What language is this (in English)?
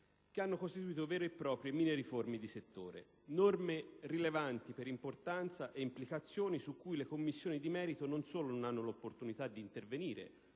Italian